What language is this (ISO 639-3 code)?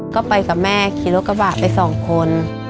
tha